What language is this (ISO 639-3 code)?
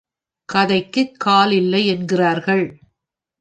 tam